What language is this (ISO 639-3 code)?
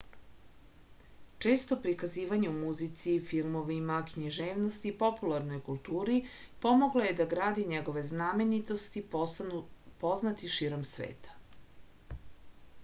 srp